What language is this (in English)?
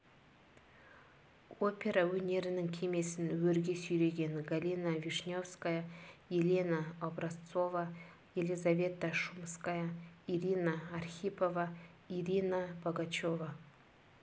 Kazakh